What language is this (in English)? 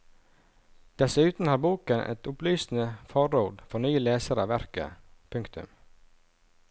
Norwegian